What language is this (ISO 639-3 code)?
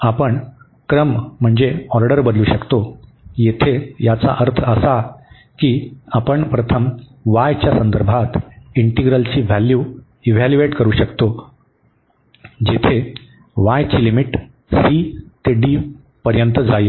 mar